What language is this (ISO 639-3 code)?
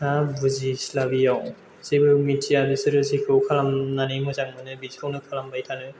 brx